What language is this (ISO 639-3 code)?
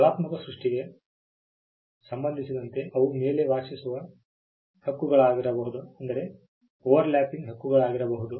kan